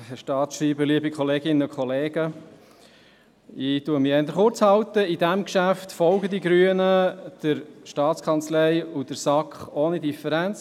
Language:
Swiss German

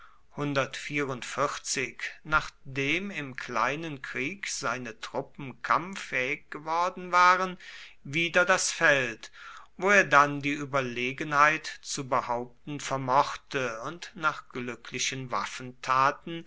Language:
German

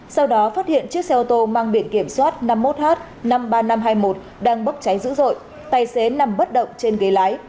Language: Vietnamese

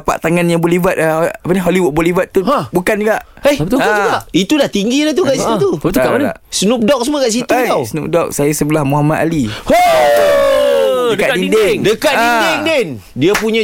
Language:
Malay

